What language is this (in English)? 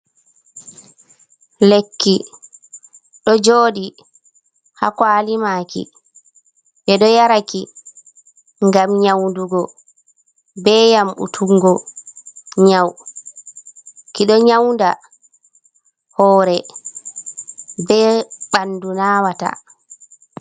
Fula